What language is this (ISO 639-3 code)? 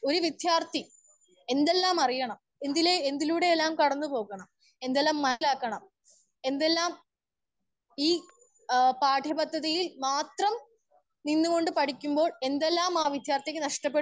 mal